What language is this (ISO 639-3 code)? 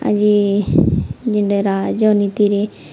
ori